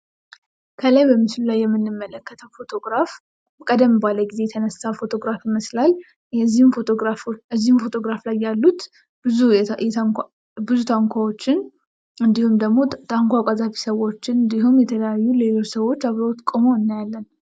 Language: Amharic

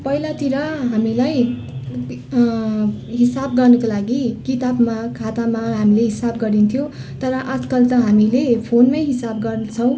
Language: Nepali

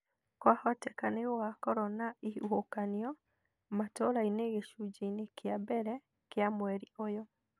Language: Kikuyu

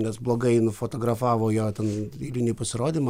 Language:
Lithuanian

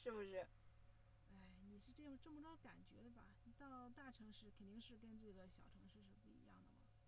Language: Chinese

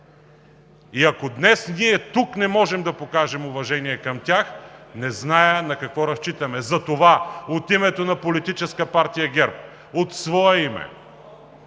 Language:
Bulgarian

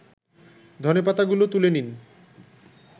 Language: Bangla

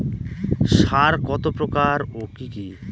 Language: Bangla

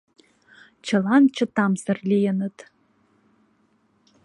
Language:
Mari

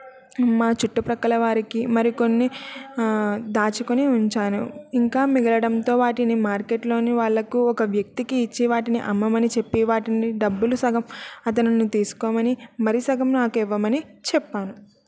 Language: Telugu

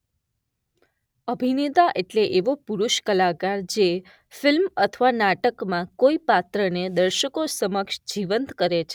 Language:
Gujarati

